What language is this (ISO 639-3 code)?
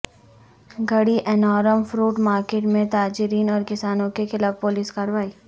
urd